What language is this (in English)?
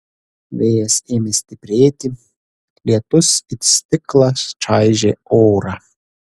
Lithuanian